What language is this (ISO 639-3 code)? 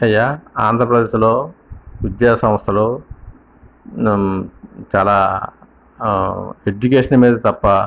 tel